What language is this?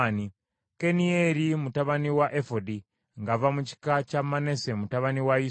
Ganda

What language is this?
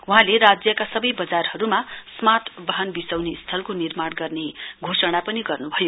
Nepali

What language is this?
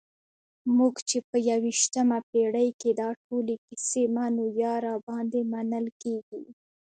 Pashto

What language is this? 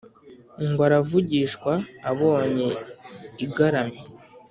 Kinyarwanda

